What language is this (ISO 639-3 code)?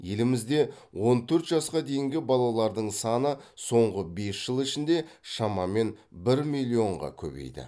kaz